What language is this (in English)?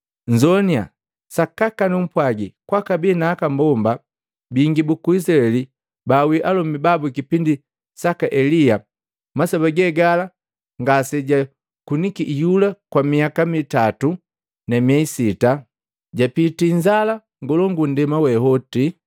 Matengo